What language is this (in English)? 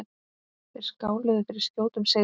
Icelandic